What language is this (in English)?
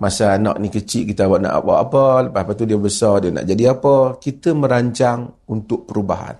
Malay